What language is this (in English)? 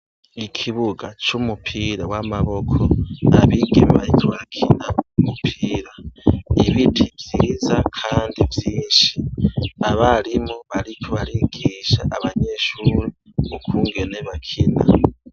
Rundi